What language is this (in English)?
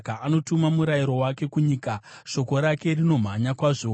Shona